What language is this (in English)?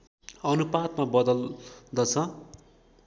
Nepali